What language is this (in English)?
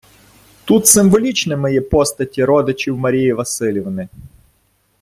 Ukrainian